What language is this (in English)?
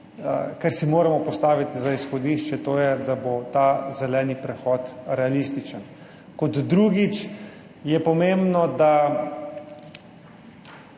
Slovenian